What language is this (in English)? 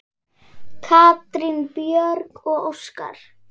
Icelandic